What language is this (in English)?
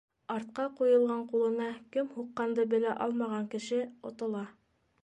Bashkir